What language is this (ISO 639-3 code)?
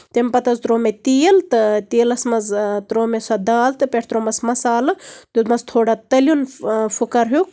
kas